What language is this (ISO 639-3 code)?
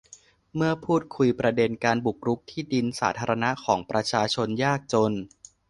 tha